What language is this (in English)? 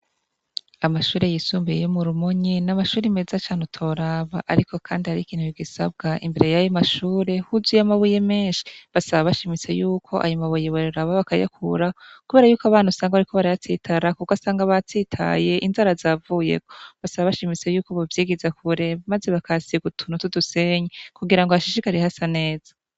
Rundi